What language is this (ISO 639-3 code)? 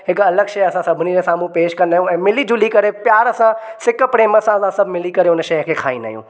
snd